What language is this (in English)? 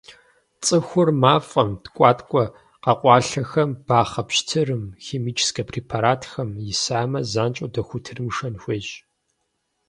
Kabardian